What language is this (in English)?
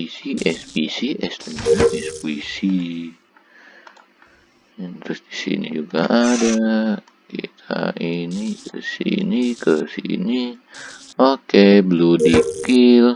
Indonesian